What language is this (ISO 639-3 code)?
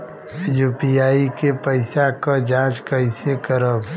bho